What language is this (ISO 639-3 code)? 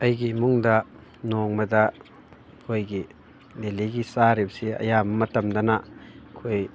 mni